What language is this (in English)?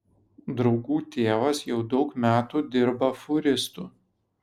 Lithuanian